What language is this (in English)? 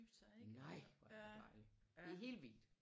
Danish